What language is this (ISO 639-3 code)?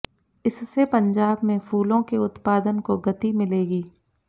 hin